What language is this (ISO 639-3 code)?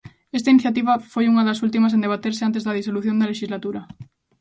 glg